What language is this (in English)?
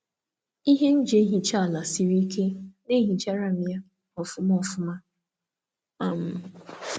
Igbo